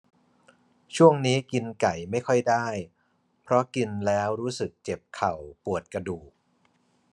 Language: Thai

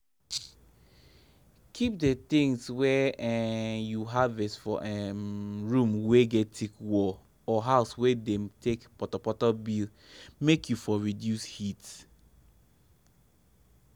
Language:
Nigerian Pidgin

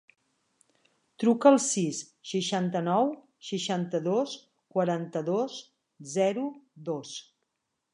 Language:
Catalan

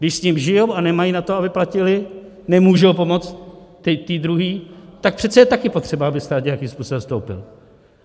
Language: Czech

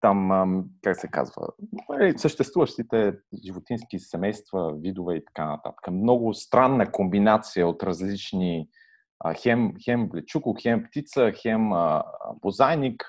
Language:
Bulgarian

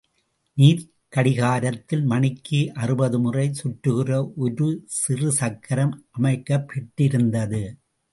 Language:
Tamil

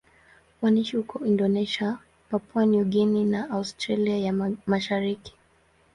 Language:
Swahili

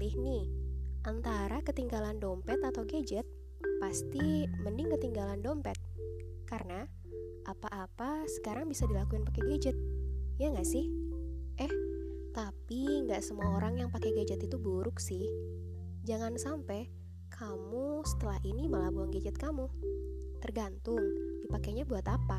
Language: Indonesian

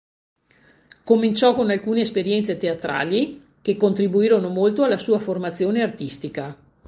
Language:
Italian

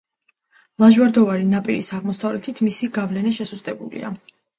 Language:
Georgian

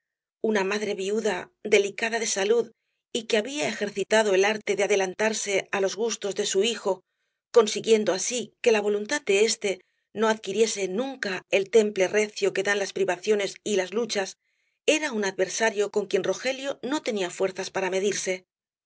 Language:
Spanish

